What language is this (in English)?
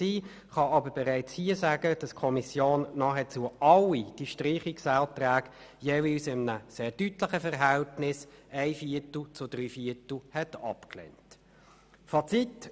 Swiss German